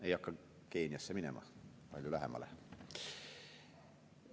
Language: Estonian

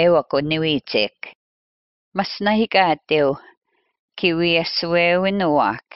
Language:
Finnish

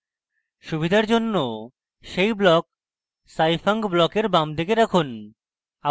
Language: Bangla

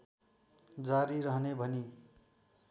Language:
Nepali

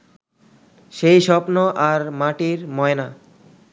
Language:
Bangla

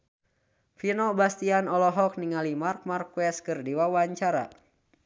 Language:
Sundanese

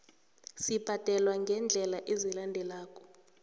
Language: South Ndebele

